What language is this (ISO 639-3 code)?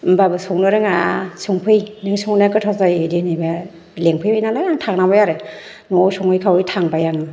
brx